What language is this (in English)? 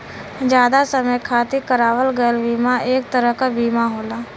Bhojpuri